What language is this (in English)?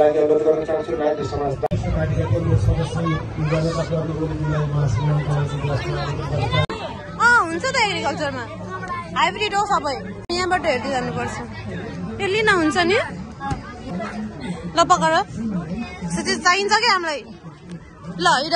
Arabic